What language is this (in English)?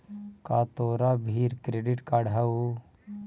Magahi